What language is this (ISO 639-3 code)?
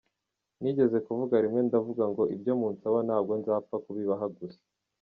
kin